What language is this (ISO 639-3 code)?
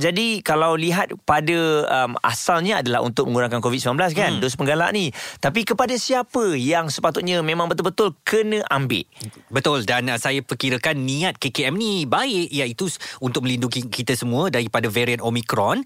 msa